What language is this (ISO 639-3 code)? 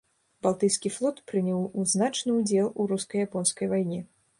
bel